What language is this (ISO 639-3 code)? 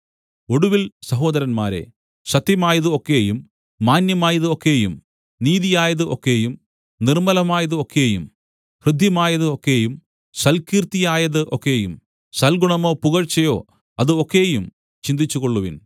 mal